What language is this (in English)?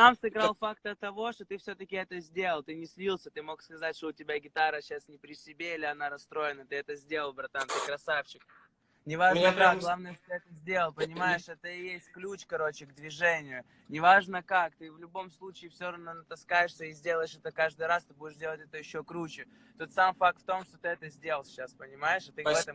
Russian